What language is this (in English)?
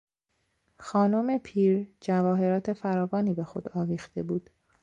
Persian